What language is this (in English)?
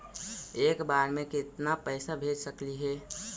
Magahi